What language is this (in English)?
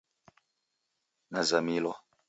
Taita